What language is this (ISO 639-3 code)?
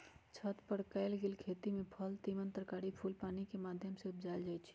mag